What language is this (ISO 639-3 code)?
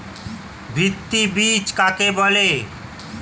ben